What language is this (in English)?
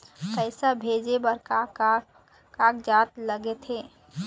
Chhattisgarhi